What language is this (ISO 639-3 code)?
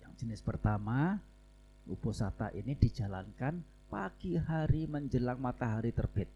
ind